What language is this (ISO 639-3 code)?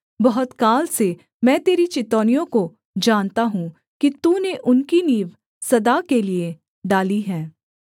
hin